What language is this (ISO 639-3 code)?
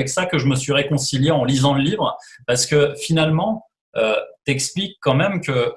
fra